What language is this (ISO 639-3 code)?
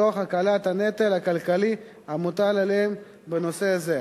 heb